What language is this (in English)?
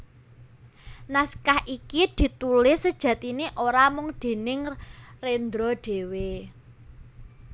Javanese